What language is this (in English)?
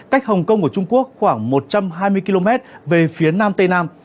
Vietnamese